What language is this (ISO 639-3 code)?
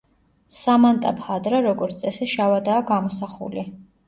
kat